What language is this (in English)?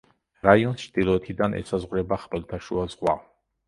Georgian